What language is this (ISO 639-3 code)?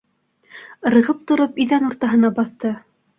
bak